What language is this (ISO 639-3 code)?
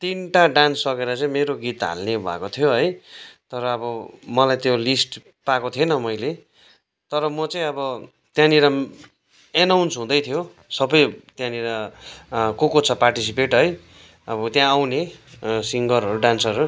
nep